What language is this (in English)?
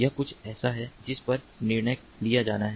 Hindi